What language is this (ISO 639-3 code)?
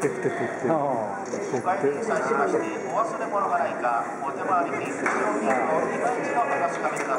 jpn